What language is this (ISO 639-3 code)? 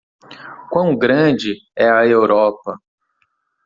por